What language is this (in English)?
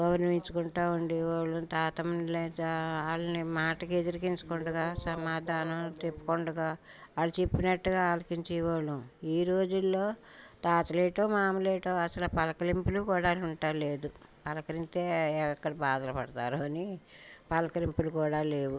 Telugu